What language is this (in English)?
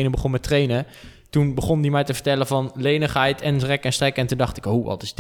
Dutch